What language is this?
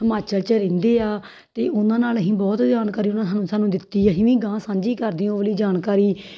Punjabi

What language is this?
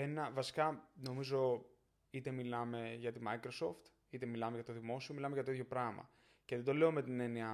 Greek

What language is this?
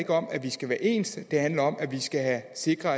Danish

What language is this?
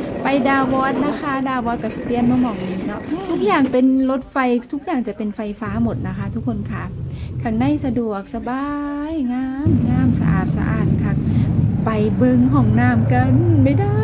Thai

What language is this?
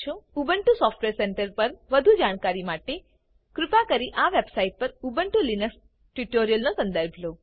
Gujarati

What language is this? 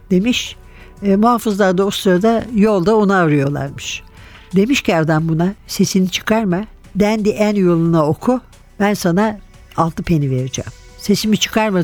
Turkish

